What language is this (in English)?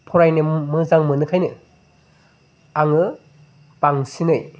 Bodo